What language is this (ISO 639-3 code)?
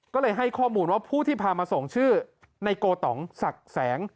tha